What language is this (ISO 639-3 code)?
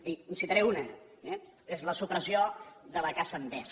cat